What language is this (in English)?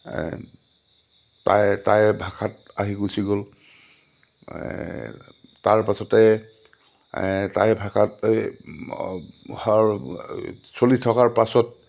Assamese